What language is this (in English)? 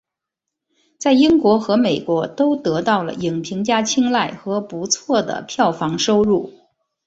Chinese